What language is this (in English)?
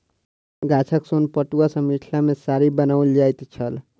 Maithili